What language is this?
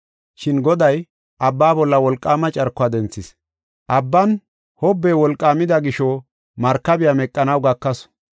Gofa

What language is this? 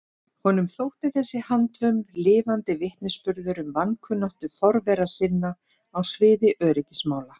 Icelandic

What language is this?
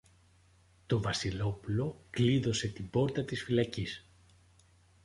Greek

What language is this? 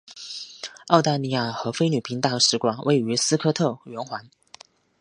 Chinese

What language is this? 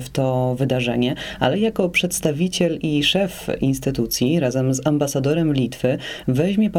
Polish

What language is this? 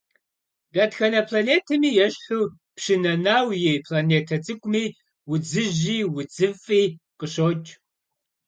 Kabardian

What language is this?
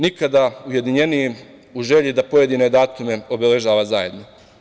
Serbian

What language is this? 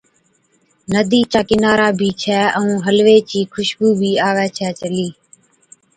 Od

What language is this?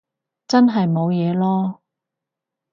Cantonese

